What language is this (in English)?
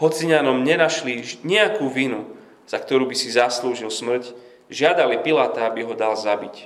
Slovak